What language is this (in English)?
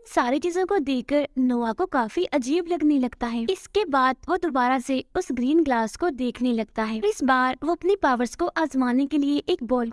Hindi